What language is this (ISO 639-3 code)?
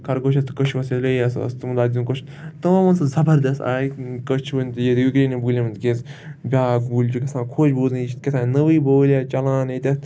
kas